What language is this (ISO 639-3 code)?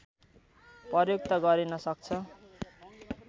nep